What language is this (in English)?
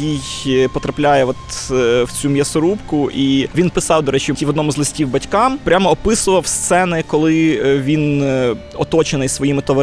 Ukrainian